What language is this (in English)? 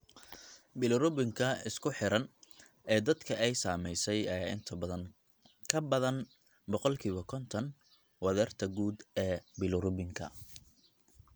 Somali